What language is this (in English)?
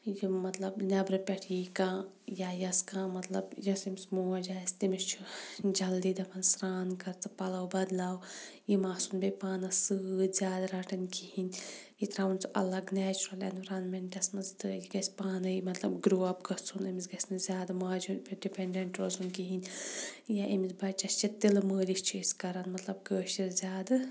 Kashmiri